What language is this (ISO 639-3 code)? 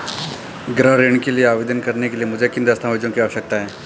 hin